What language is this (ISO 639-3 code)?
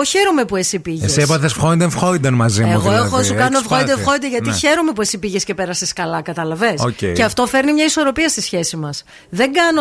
ell